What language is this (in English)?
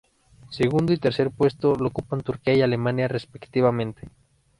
Spanish